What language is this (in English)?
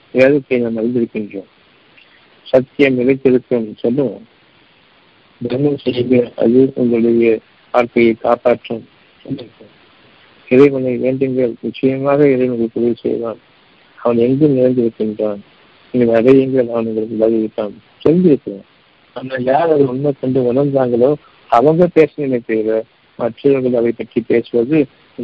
Tamil